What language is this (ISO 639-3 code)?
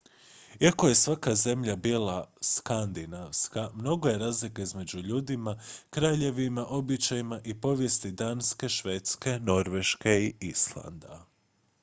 hrv